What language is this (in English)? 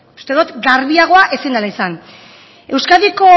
Basque